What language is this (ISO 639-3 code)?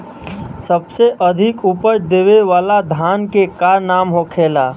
bho